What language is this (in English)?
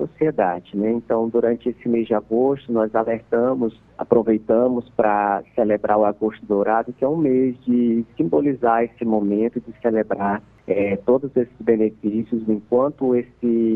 Portuguese